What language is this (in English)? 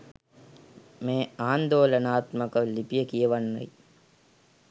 Sinhala